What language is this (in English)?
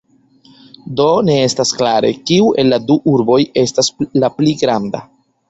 Esperanto